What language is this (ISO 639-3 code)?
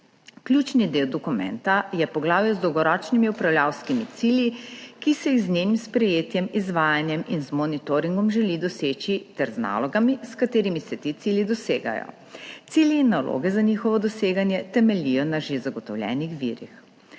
slv